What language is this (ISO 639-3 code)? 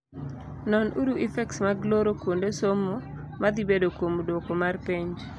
luo